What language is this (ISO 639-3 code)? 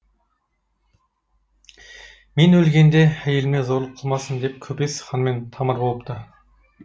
kaz